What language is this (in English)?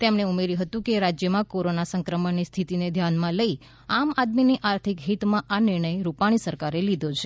Gujarati